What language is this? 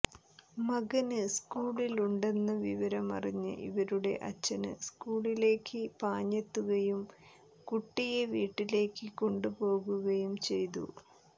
Malayalam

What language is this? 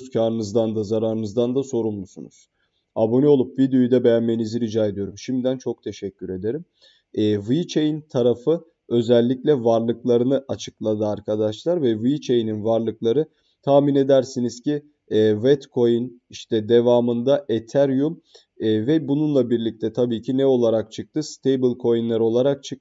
Turkish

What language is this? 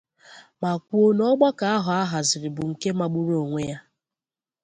Igbo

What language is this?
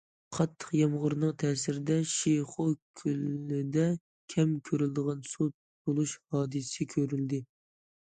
Uyghur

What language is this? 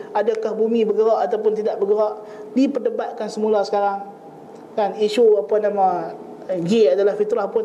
Malay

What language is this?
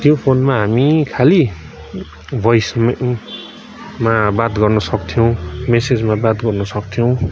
Nepali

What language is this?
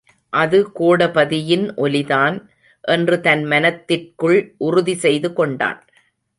Tamil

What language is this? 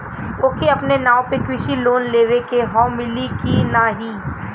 Bhojpuri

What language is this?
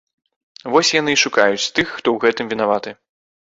Belarusian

